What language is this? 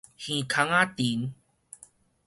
Min Nan Chinese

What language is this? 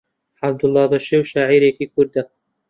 Central Kurdish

